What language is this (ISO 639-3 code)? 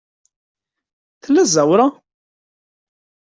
kab